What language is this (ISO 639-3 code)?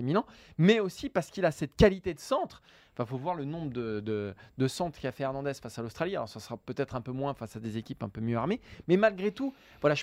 fra